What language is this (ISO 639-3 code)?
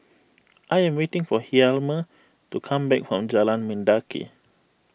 eng